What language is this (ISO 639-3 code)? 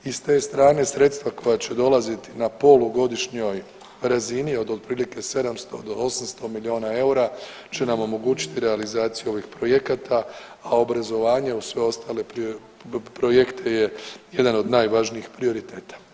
hrv